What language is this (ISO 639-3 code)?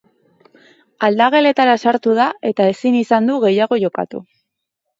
eus